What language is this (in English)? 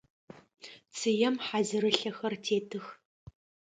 Adyghe